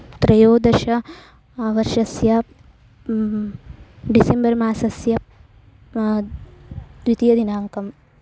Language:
Sanskrit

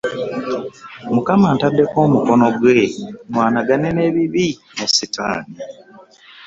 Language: Ganda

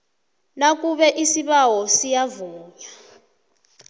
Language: South Ndebele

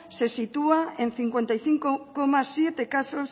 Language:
Spanish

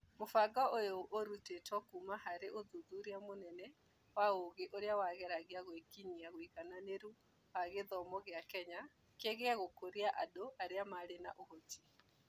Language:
Kikuyu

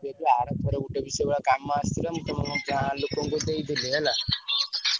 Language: Odia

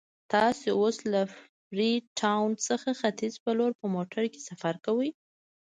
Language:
Pashto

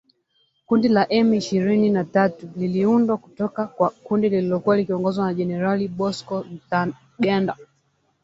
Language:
Swahili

